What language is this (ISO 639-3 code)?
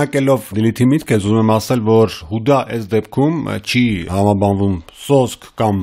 tur